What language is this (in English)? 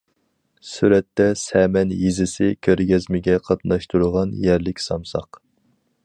Uyghur